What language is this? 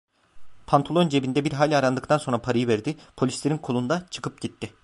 Turkish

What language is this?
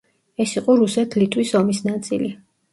Georgian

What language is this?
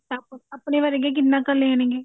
Punjabi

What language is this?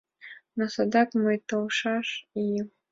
Mari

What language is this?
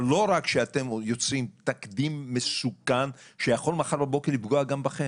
Hebrew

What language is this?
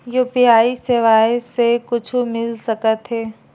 Chhattisgarhi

